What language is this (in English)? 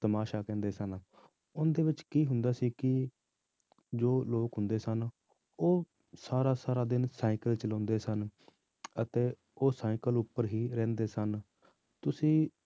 Punjabi